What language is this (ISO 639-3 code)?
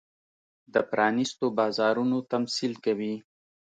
pus